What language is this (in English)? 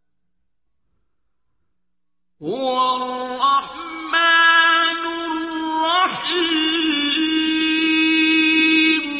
Arabic